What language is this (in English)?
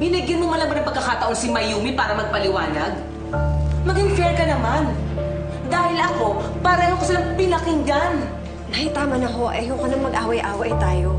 Filipino